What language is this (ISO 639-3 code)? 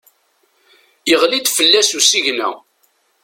kab